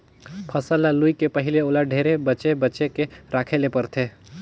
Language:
Chhattisgarhi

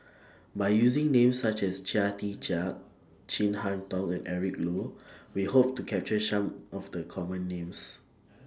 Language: English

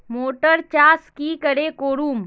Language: Magahi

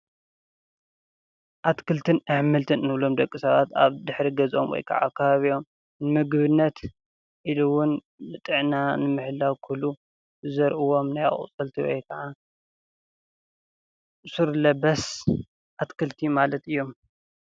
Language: Tigrinya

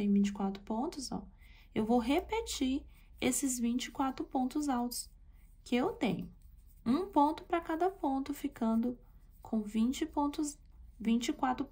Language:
Portuguese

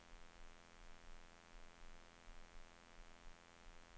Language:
Swedish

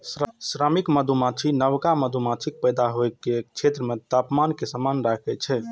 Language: Maithili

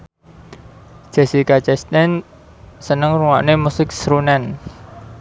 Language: Javanese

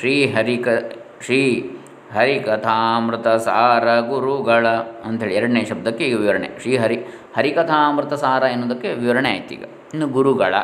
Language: Kannada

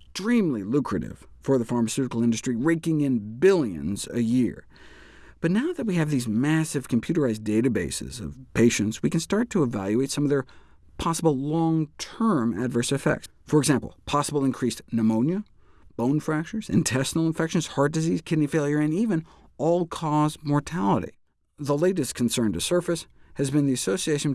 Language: English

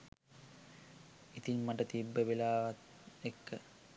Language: Sinhala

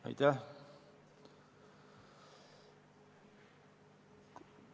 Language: Estonian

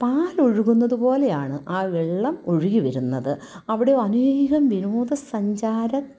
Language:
Malayalam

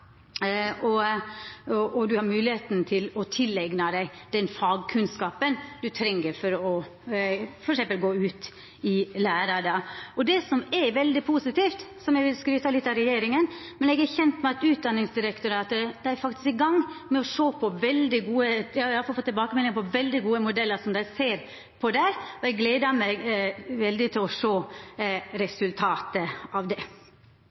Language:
Norwegian Nynorsk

